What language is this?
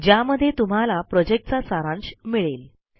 Marathi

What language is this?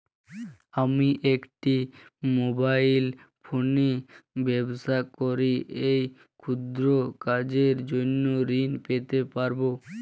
Bangla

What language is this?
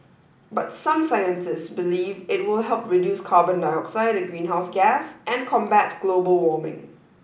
English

